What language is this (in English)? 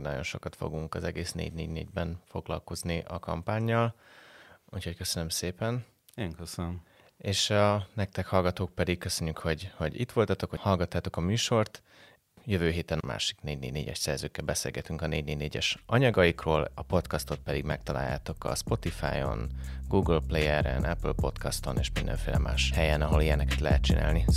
Hungarian